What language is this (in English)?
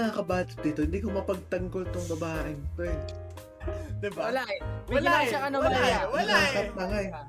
Filipino